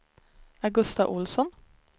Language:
Swedish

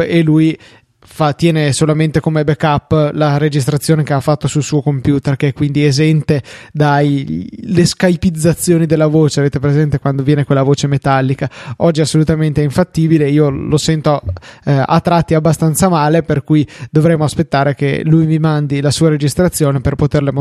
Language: Italian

